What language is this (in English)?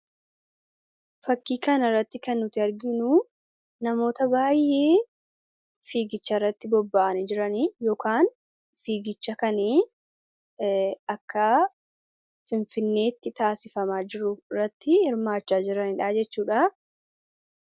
Oromo